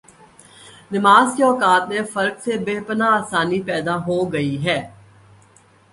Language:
Urdu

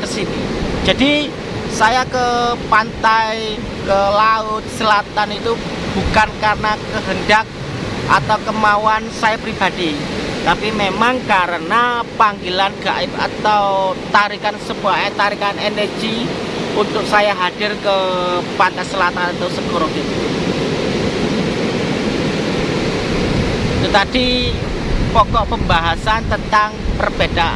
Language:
Indonesian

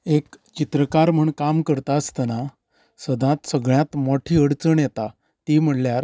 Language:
Konkani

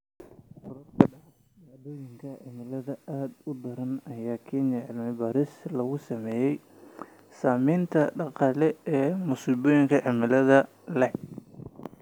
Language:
Somali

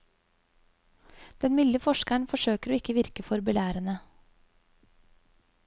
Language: Norwegian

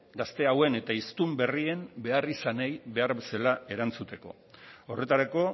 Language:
Basque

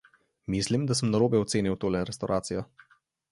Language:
Slovenian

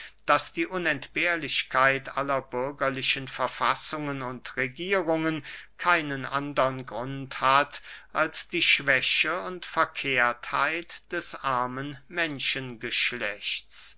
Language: German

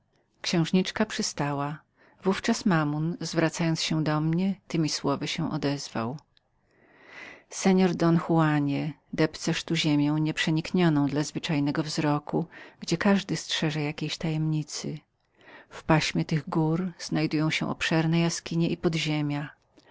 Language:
Polish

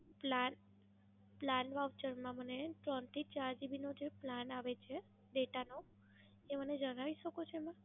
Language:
Gujarati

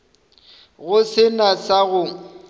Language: Northern Sotho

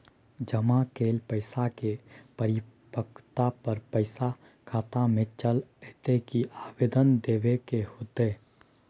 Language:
Maithili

